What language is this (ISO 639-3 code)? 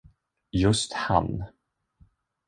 swe